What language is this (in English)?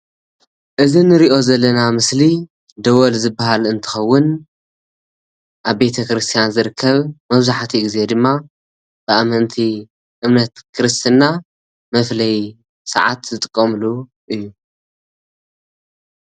Tigrinya